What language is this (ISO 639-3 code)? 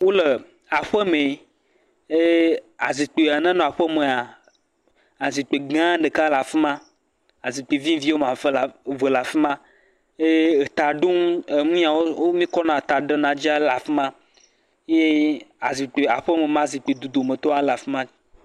ewe